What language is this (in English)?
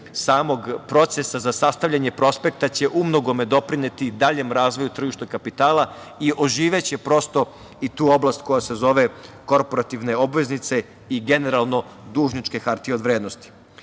Serbian